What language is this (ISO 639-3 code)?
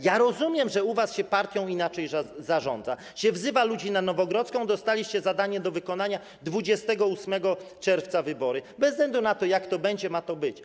pol